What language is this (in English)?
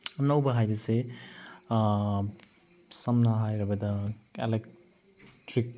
Manipuri